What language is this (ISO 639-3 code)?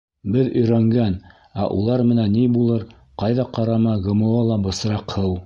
bak